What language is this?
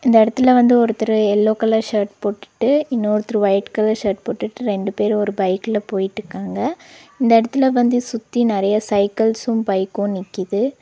Tamil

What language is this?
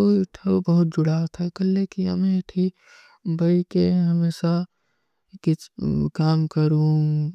Kui (India)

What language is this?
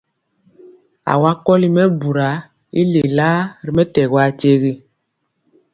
Mpiemo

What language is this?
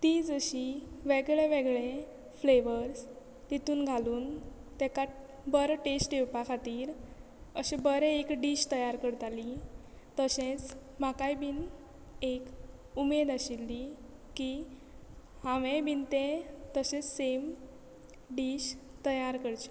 Konkani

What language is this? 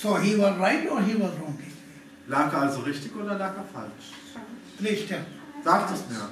German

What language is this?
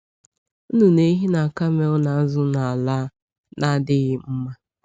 Igbo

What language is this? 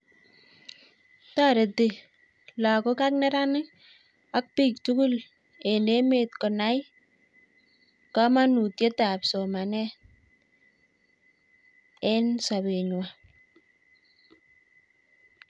Kalenjin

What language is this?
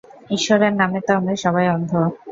Bangla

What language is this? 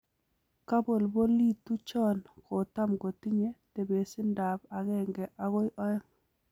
Kalenjin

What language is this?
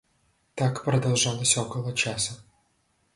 Russian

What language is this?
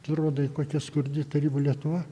Lithuanian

